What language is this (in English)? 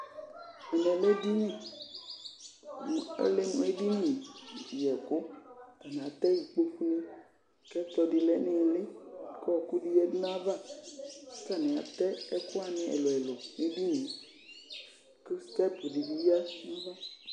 Ikposo